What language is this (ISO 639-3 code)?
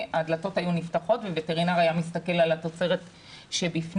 heb